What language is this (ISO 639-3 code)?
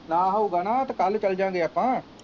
pan